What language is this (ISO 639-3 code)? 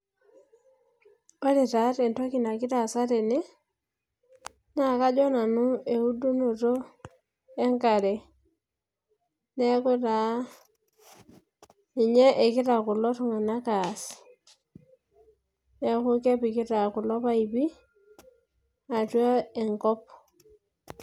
mas